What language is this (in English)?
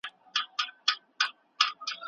Pashto